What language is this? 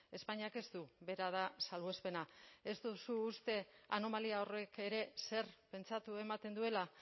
Basque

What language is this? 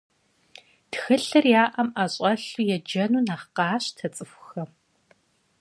Kabardian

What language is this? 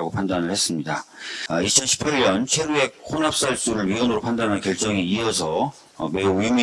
Korean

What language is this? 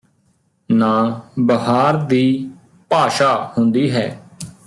Punjabi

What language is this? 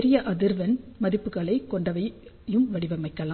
Tamil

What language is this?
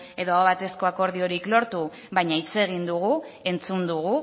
Basque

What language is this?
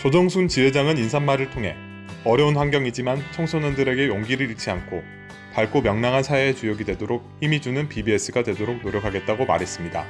Korean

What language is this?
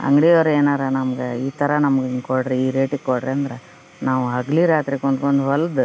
Kannada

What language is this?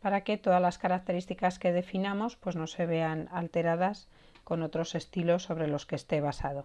Spanish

